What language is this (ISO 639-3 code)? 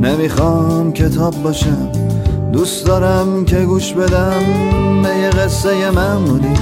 fas